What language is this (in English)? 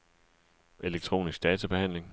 Danish